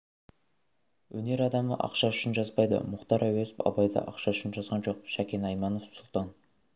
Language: Kazakh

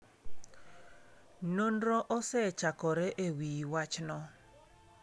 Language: Luo (Kenya and Tanzania)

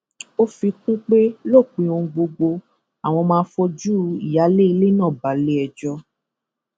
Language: Yoruba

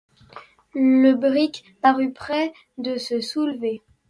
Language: French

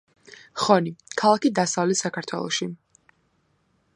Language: Georgian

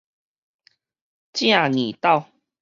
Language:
Min Nan Chinese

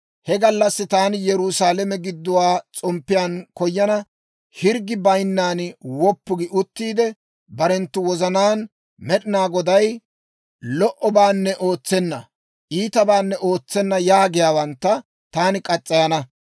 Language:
Dawro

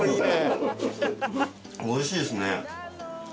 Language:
Japanese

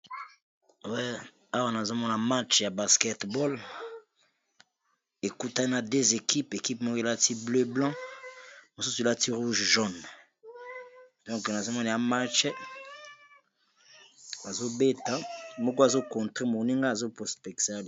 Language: Lingala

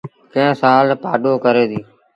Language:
Sindhi Bhil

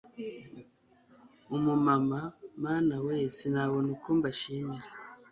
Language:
Kinyarwanda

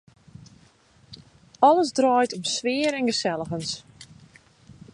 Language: Western Frisian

